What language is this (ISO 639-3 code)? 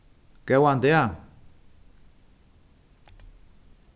fao